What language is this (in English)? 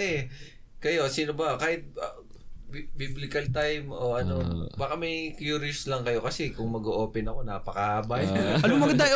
Filipino